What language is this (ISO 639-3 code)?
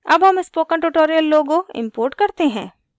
hin